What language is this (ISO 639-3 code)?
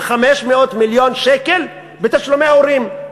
heb